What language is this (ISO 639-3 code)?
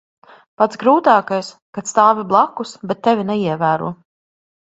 lav